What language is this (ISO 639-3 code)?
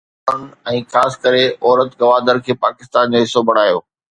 snd